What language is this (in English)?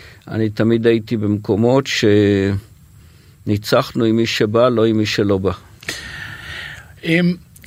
Hebrew